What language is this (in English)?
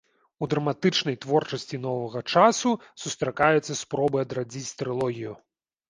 Belarusian